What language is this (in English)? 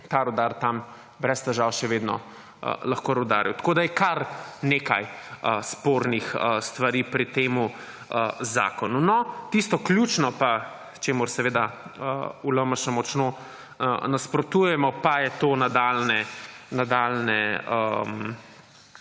Slovenian